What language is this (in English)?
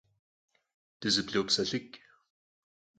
Kabardian